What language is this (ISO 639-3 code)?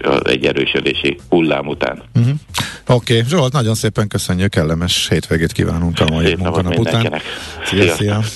hun